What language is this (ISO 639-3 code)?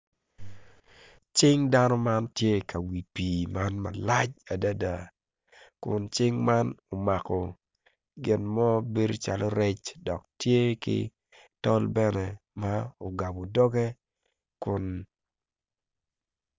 ach